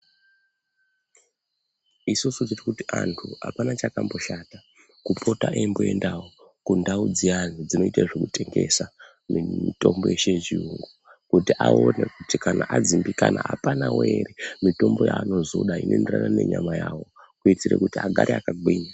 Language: Ndau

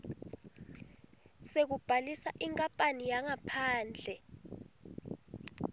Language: Swati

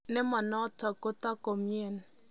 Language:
Kalenjin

